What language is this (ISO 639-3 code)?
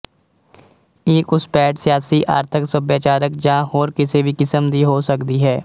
pan